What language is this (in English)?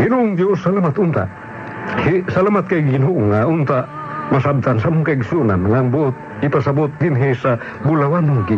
Filipino